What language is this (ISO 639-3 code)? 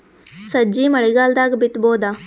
kan